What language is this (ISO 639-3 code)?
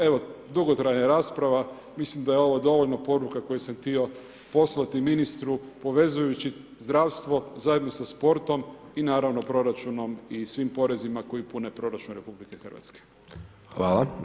hrv